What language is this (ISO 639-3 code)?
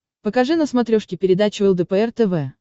rus